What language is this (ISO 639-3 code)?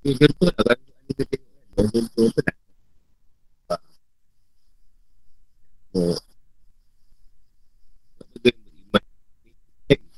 msa